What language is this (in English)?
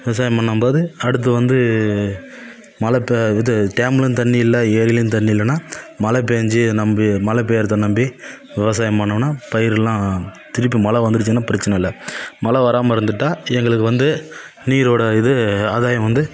Tamil